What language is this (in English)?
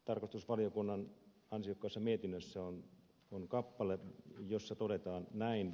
Finnish